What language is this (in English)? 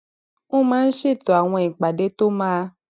Yoruba